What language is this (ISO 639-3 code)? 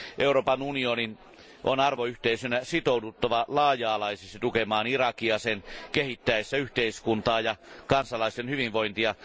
fin